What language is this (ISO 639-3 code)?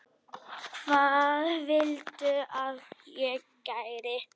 isl